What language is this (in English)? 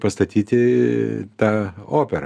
Lithuanian